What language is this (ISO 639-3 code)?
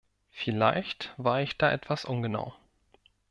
deu